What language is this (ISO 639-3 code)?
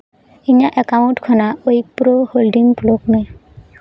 sat